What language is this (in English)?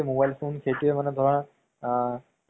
Assamese